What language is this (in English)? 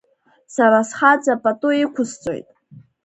Abkhazian